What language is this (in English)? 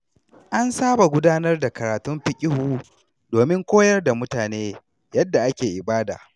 Hausa